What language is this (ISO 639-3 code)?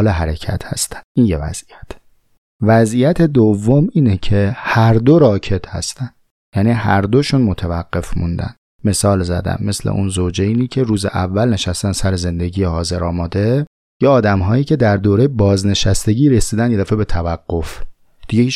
fas